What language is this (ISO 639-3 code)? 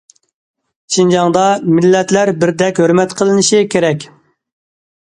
uig